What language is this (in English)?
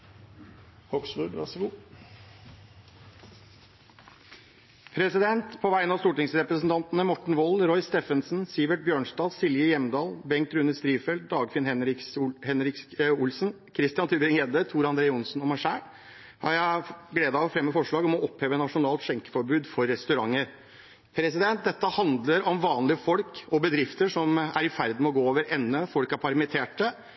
Norwegian